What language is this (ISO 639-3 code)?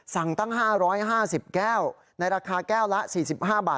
tha